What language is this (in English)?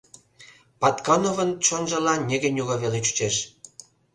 Mari